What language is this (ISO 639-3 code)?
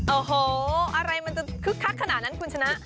tha